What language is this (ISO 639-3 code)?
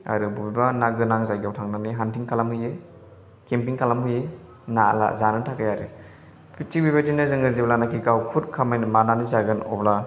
brx